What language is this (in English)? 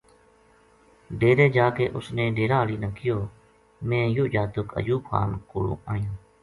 Gujari